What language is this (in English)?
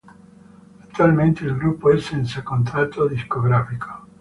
Italian